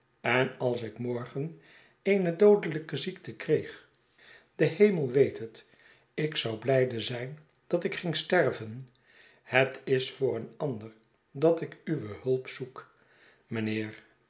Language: Dutch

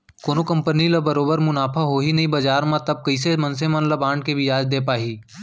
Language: Chhattisgarhi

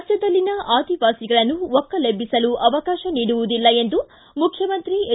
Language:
Kannada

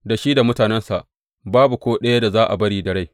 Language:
Hausa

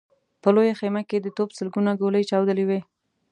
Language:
Pashto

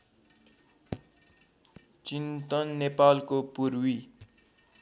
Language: Nepali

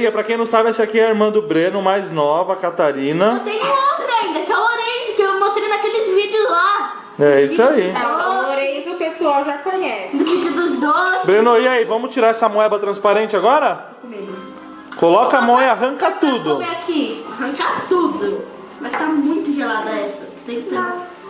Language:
Portuguese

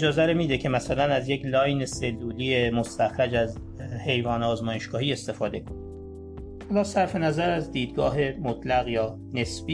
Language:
Persian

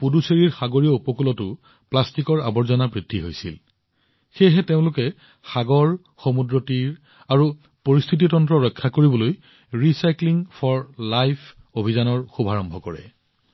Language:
Assamese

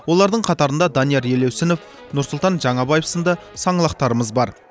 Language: Kazakh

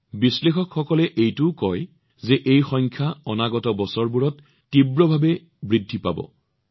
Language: Assamese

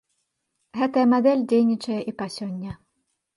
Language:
Belarusian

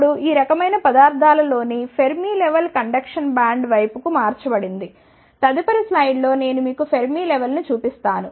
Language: Telugu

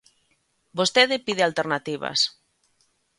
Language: Galician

